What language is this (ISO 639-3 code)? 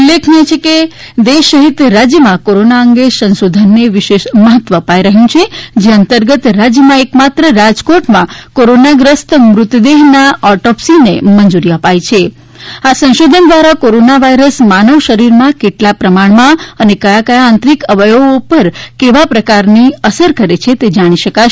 guj